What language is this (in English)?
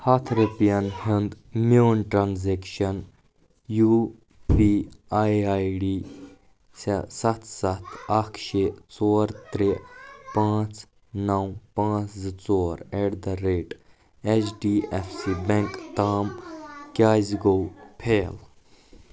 Kashmiri